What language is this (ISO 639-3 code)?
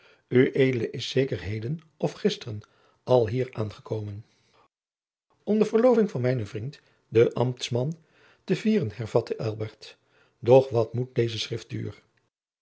nld